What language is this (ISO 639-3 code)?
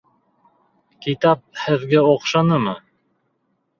bak